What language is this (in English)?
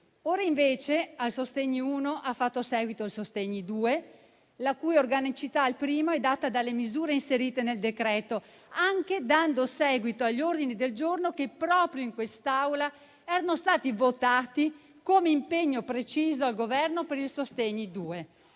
Italian